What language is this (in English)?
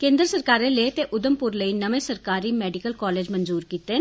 Dogri